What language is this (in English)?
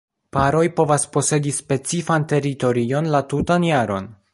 Esperanto